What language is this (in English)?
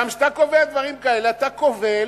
Hebrew